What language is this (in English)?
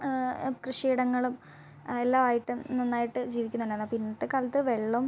Malayalam